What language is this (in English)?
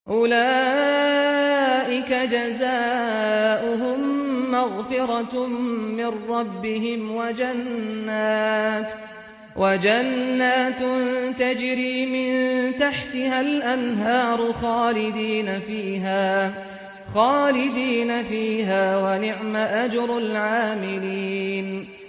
Arabic